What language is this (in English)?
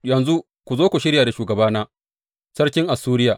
Hausa